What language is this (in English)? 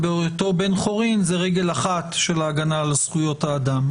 Hebrew